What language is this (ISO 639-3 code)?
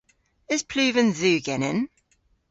cor